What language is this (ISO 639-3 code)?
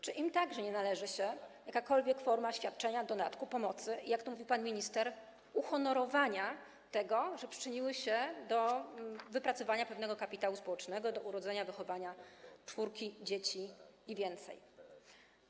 pol